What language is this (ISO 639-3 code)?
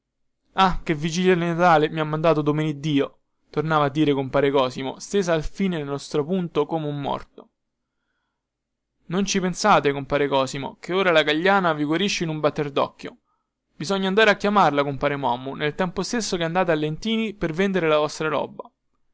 ita